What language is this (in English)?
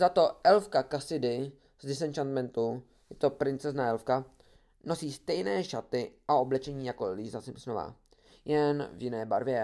Czech